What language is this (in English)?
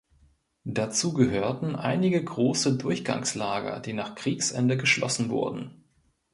German